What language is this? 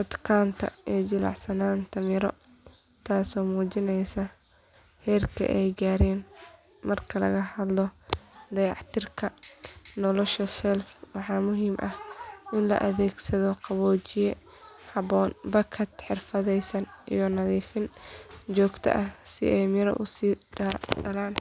Somali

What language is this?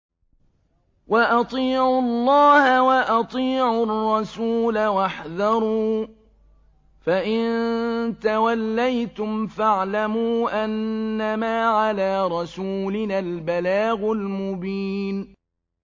Arabic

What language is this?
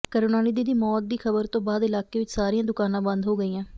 Punjabi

